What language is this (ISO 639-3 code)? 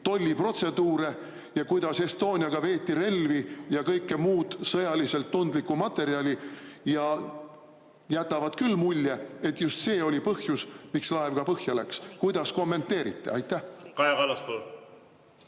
est